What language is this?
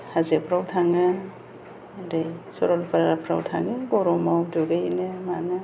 Bodo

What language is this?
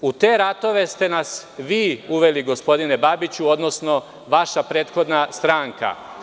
Serbian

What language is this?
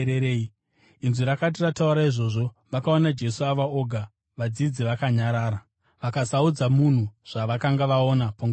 Shona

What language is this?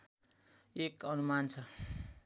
Nepali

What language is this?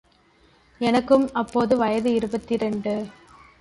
Tamil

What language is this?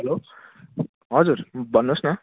Nepali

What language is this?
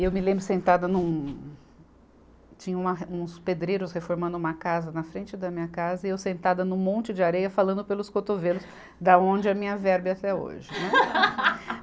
Portuguese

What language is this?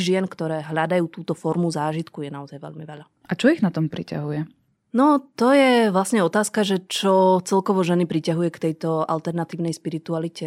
Slovak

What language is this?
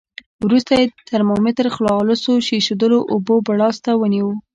Pashto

